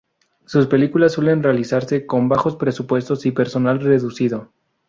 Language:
Spanish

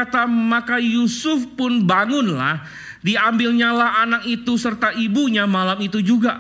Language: Indonesian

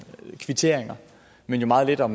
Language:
Danish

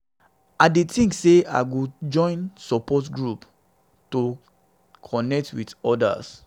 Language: Nigerian Pidgin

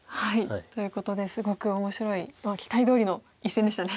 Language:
Japanese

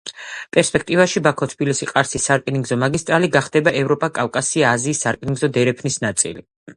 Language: Georgian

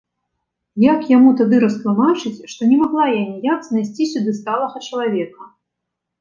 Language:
Belarusian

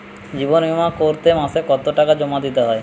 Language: Bangla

